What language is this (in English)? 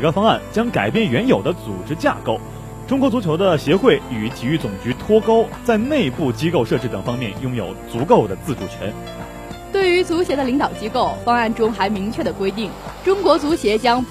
Chinese